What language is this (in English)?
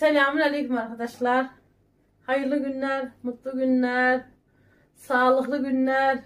Turkish